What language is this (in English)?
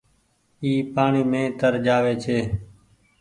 Goaria